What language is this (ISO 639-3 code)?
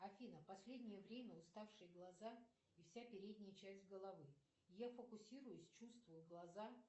rus